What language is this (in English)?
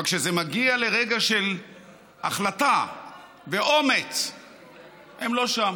Hebrew